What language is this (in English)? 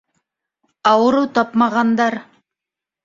Bashkir